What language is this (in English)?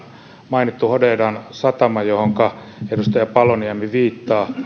Finnish